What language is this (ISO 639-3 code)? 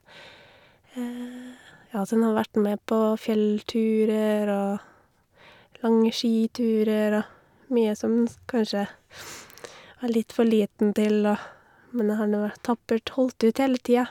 nor